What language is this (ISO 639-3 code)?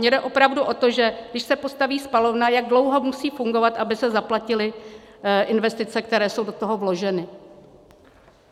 ces